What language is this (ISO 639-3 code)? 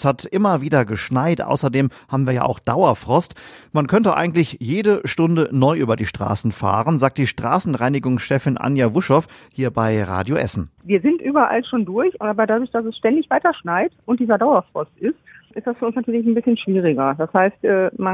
deu